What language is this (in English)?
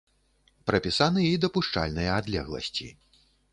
Belarusian